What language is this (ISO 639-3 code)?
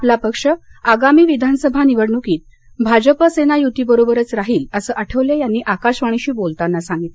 mar